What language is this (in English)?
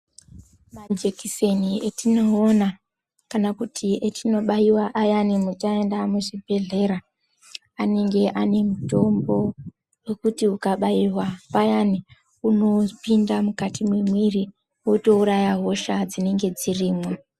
Ndau